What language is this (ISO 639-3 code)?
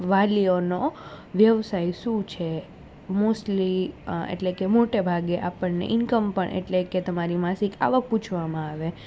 guj